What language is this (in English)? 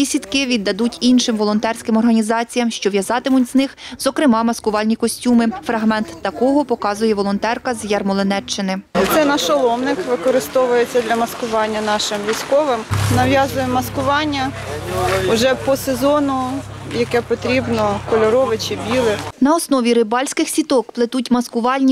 Ukrainian